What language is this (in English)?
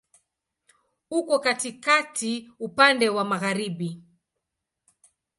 Swahili